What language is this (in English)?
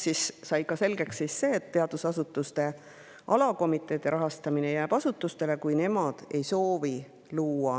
Estonian